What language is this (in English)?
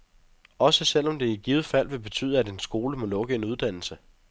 Danish